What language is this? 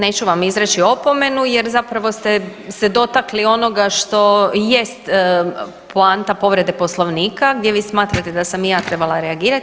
Croatian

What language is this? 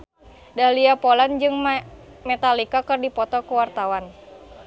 Sundanese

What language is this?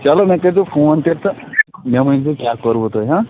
Kashmiri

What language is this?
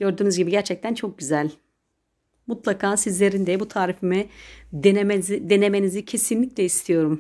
Turkish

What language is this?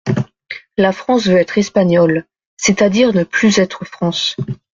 French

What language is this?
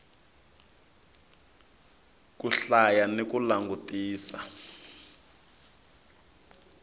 Tsonga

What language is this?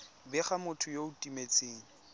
Tswana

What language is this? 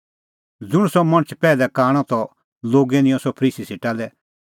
Kullu Pahari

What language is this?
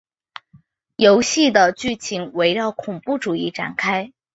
Chinese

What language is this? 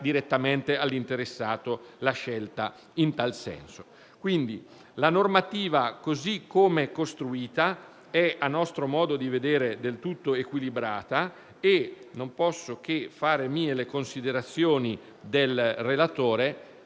Italian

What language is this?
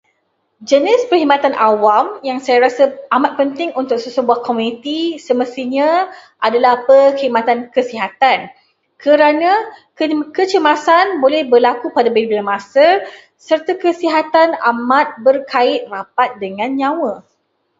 Malay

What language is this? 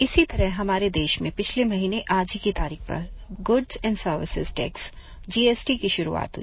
Hindi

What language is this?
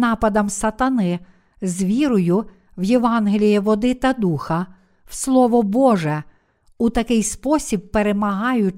Ukrainian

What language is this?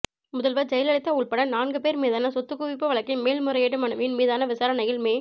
Tamil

